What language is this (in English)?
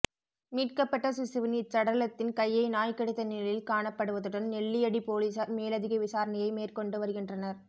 Tamil